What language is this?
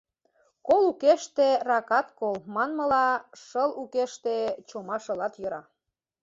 Mari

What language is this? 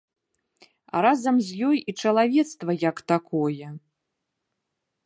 Belarusian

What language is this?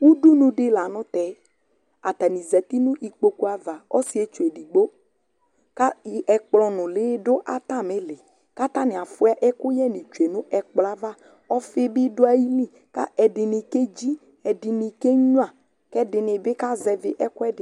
Ikposo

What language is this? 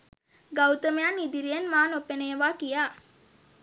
Sinhala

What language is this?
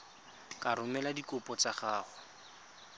Tswana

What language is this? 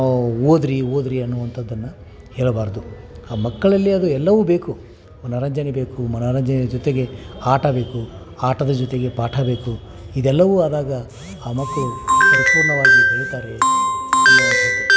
Kannada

